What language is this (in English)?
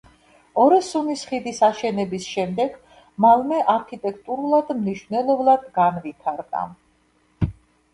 Georgian